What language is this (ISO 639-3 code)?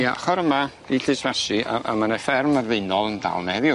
cym